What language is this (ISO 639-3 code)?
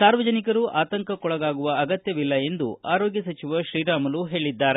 kan